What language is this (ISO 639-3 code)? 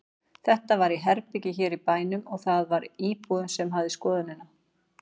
isl